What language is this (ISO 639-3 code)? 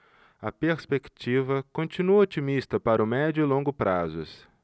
por